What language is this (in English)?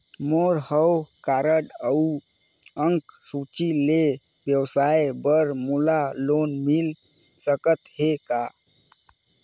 Chhattisgarhi